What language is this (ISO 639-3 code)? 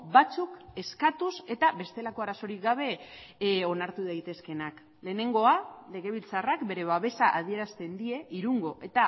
eus